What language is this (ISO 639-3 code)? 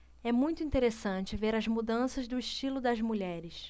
por